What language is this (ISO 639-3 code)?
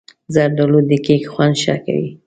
pus